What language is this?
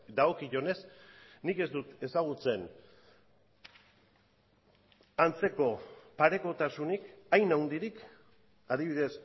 Basque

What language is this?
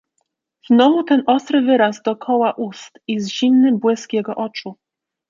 Polish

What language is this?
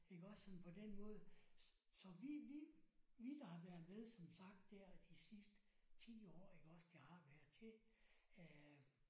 Danish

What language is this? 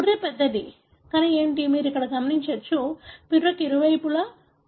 Telugu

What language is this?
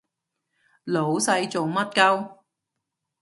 Cantonese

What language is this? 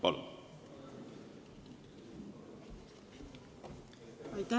Estonian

